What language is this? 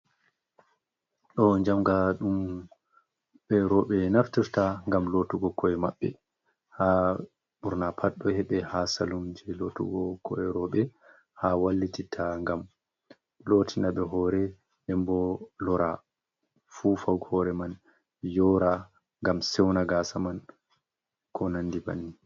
Fula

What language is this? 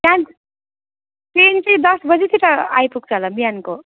Nepali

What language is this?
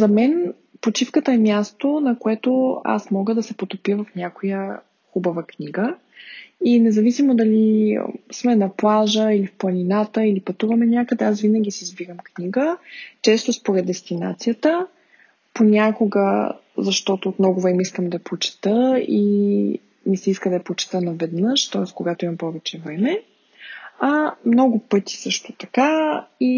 Bulgarian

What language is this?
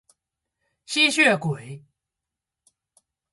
Chinese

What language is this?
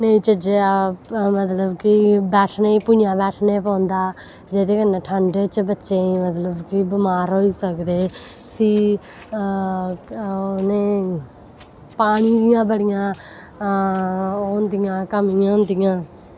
Dogri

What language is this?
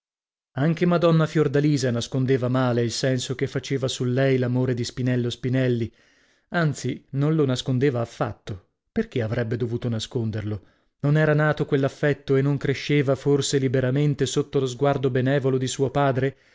Italian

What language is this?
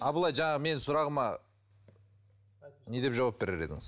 Kazakh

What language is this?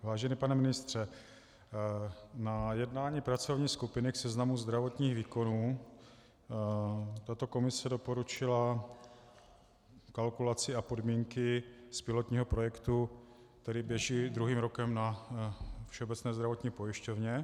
Czech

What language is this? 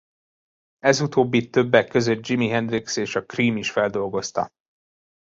Hungarian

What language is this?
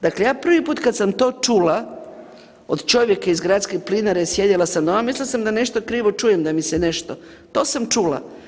Croatian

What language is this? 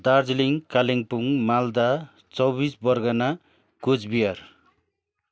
Nepali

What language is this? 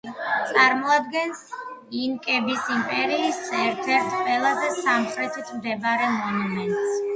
Georgian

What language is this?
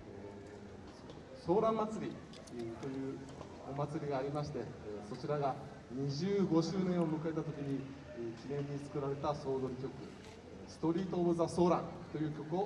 Japanese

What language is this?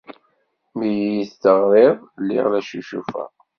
Kabyle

